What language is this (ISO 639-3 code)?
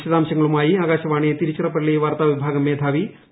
mal